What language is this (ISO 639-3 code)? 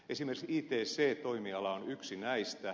fin